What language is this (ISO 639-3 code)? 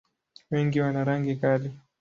swa